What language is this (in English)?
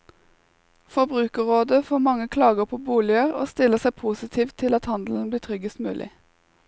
Norwegian